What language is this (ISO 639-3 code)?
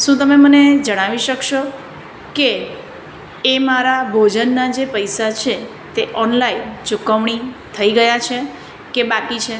guj